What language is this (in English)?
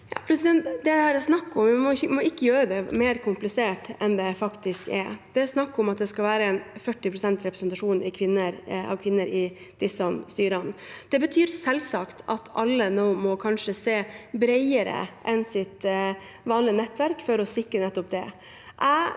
Norwegian